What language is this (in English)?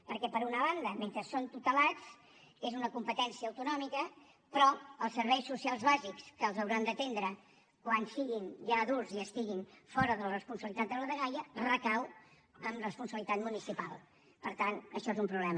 Catalan